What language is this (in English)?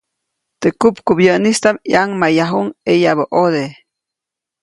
Copainalá Zoque